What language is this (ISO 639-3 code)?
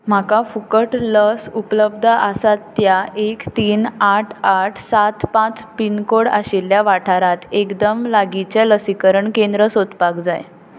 kok